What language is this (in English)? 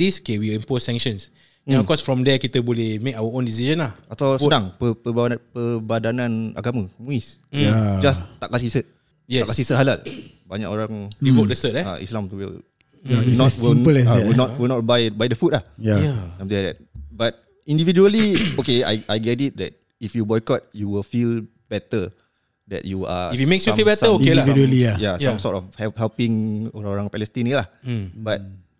Malay